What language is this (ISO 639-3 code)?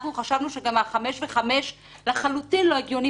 heb